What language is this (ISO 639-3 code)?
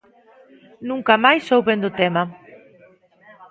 glg